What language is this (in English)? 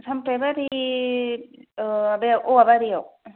Bodo